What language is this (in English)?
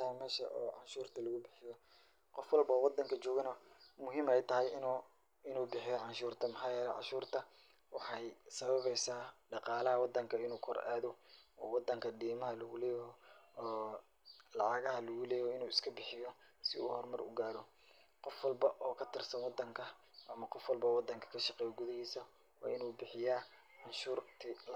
Somali